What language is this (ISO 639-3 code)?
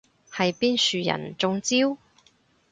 yue